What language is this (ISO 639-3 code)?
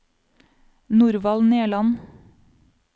nor